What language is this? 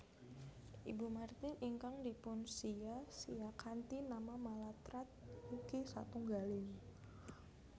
Javanese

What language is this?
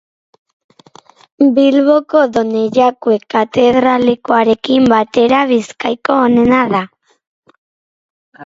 Basque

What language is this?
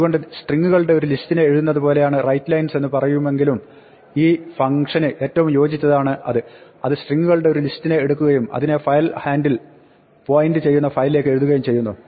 Malayalam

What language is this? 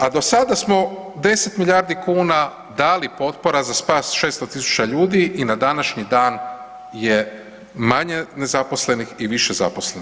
Croatian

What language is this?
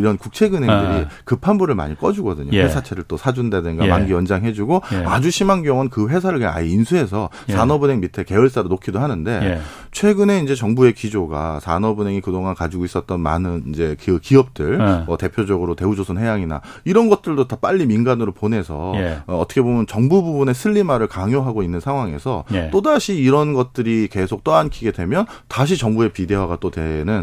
Korean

